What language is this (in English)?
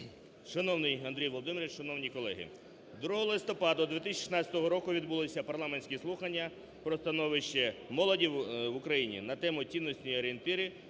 Ukrainian